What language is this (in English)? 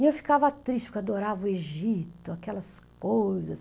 Portuguese